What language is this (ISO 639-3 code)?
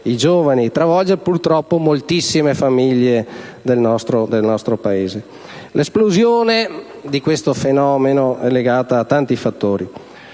ita